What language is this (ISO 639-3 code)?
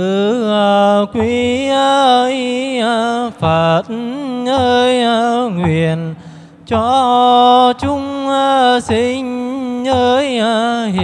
vie